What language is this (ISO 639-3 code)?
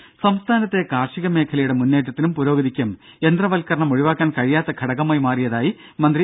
mal